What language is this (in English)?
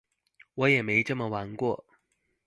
Chinese